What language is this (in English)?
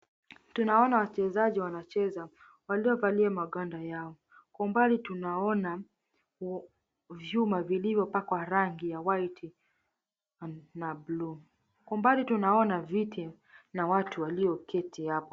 Swahili